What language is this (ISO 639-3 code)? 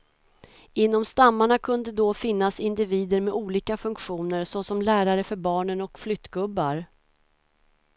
swe